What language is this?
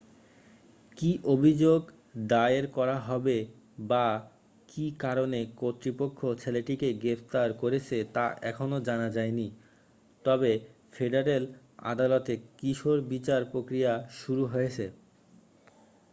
Bangla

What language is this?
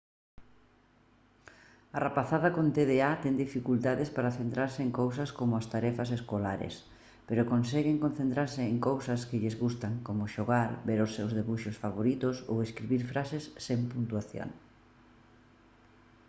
Galician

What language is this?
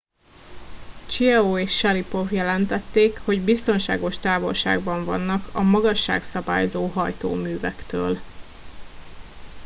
Hungarian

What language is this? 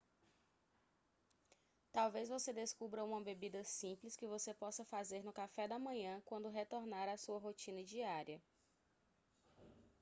Portuguese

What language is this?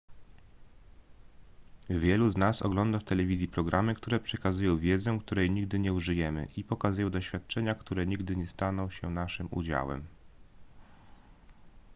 Polish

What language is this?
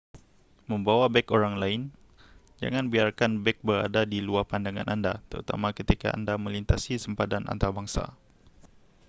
Malay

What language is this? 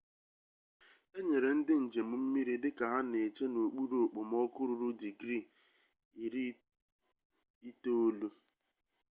Igbo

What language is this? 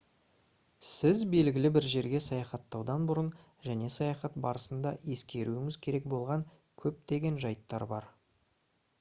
Kazakh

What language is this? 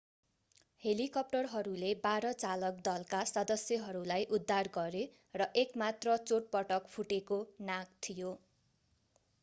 Nepali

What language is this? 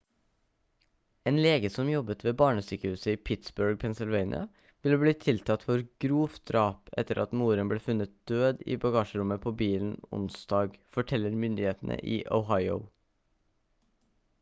Norwegian Bokmål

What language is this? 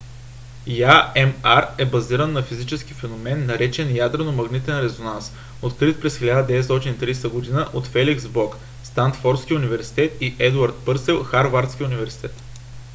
Bulgarian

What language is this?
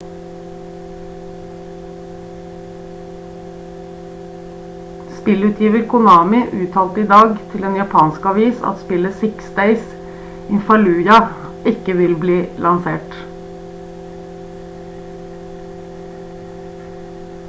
Norwegian Bokmål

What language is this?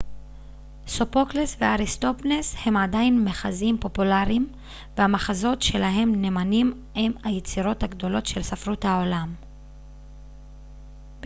Hebrew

